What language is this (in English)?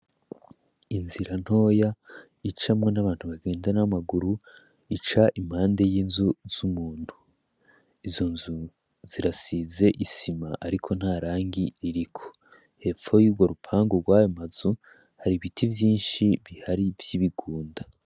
Rundi